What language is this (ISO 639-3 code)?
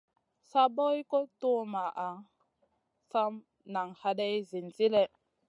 mcn